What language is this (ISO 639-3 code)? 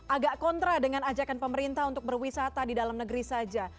ind